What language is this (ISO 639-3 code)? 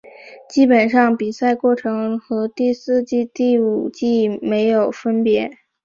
zho